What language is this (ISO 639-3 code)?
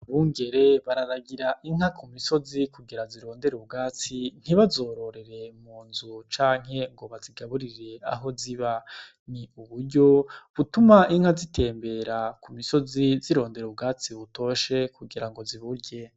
run